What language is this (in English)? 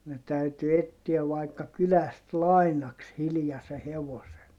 Finnish